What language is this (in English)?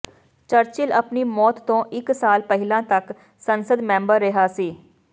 Punjabi